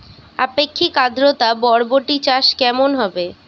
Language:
Bangla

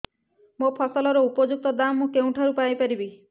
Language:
Odia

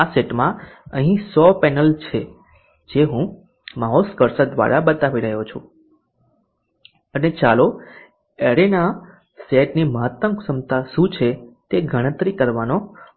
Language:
Gujarati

